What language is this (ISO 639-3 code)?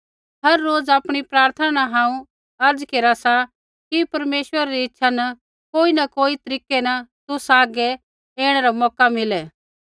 kfx